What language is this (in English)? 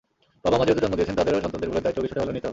Bangla